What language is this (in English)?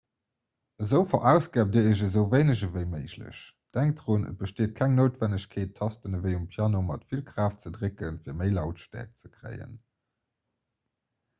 Luxembourgish